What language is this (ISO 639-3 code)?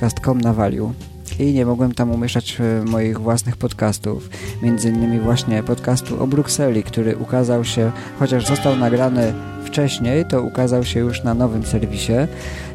pol